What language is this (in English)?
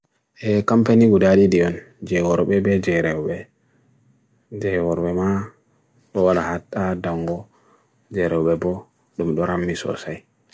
Bagirmi Fulfulde